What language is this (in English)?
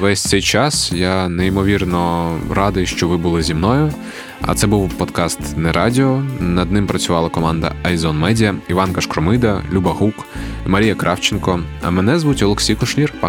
Ukrainian